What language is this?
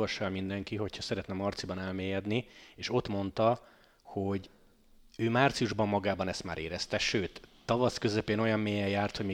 Hungarian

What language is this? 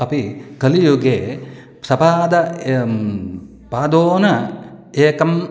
Sanskrit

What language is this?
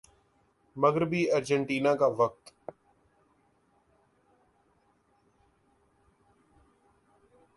Urdu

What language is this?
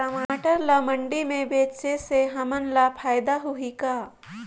Chhattisgarhi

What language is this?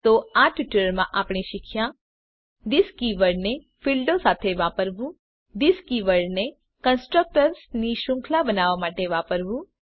Gujarati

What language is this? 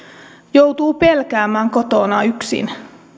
Finnish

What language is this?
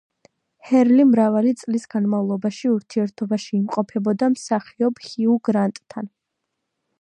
Georgian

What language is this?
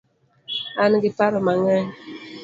Luo (Kenya and Tanzania)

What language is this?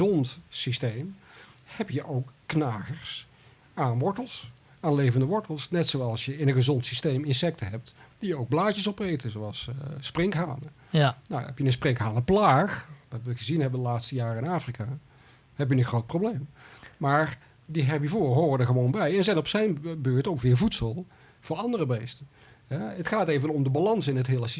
Dutch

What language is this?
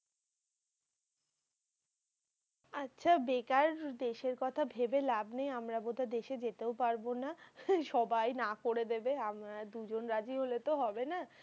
Bangla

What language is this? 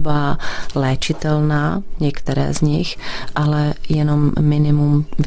Czech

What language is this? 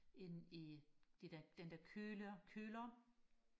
Danish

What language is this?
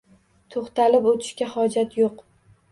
Uzbek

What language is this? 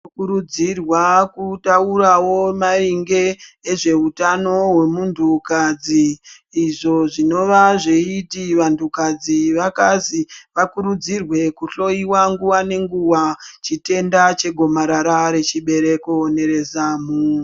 Ndau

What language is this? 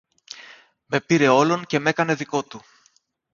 Greek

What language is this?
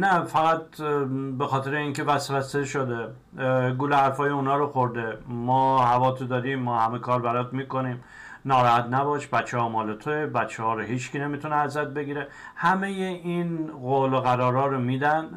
Persian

